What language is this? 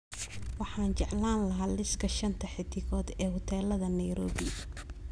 Somali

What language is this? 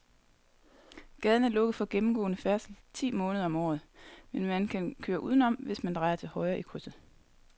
Danish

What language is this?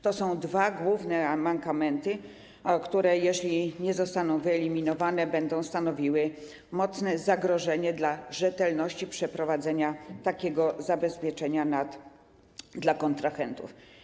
Polish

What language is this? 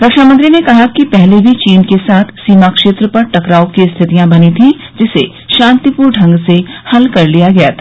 Hindi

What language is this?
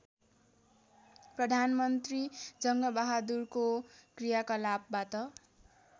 Nepali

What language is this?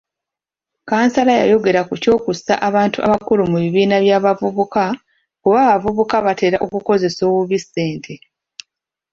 Ganda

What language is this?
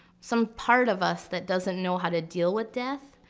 English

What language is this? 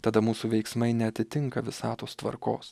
Lithuanian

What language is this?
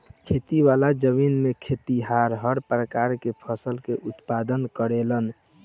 Bhojpuri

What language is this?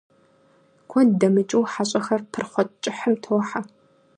Kabardian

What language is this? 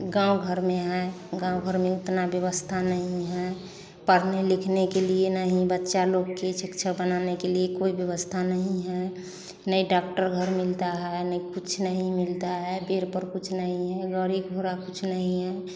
Hindi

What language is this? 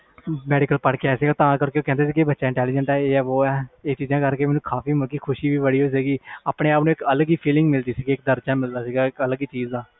Punjabi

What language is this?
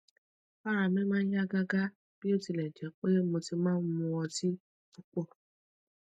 Yoruba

